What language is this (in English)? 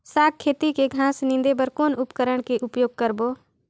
Chhattisgarhi